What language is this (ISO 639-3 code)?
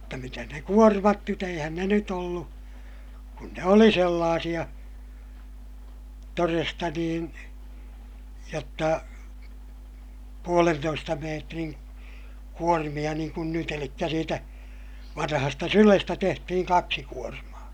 fin